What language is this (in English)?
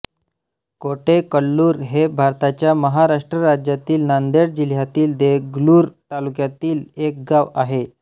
Marathi